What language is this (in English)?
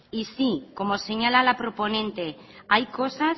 Spanish